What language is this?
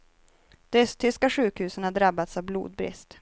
Swedish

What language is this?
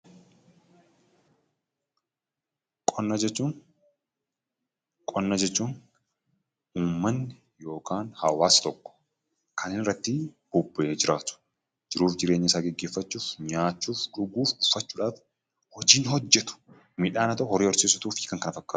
Oromo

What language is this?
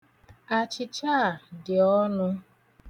Igbo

